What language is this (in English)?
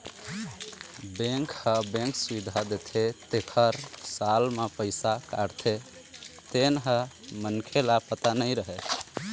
Chhattisgarhi